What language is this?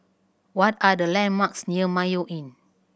English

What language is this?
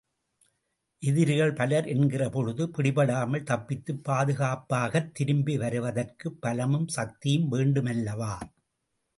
Tamil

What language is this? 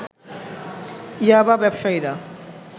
Bangla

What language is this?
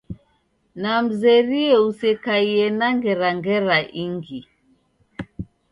Taita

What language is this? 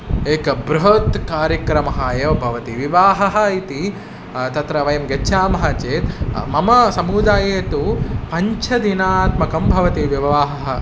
Sanskrit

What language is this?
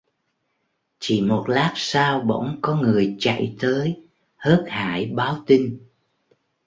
Vietnamese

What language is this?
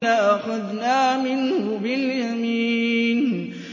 Arabic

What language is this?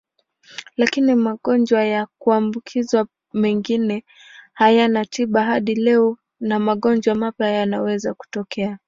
Swahili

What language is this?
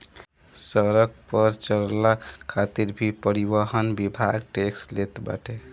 Bhojpuri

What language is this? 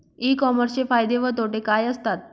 Marathi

